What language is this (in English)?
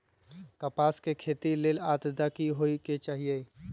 Magahi